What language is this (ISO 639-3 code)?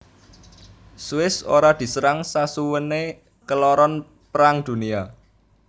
jav